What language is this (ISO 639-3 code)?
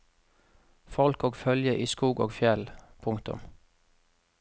nor